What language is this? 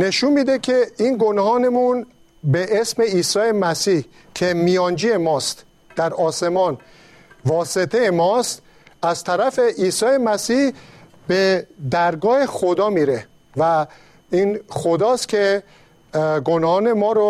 Persian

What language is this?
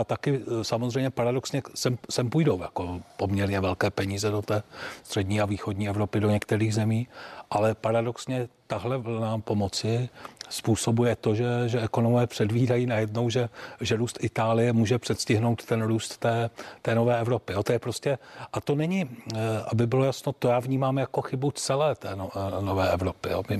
Czech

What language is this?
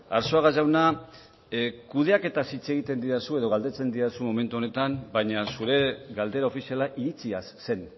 Basque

